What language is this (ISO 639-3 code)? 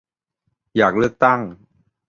tha